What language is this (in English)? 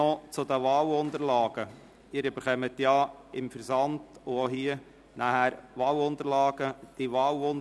Swiss German